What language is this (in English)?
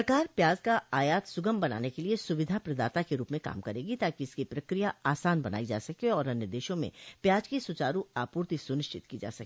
Hindi